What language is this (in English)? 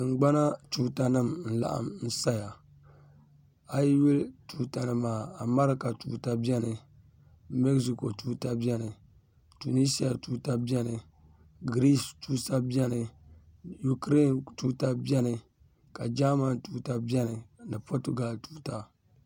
Dagbani